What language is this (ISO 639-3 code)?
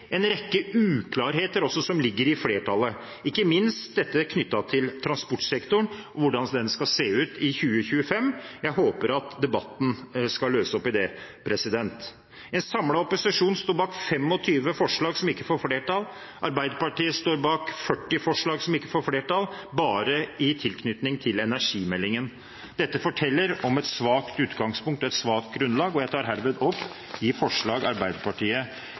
nob